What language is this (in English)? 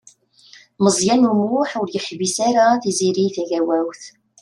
Kabyle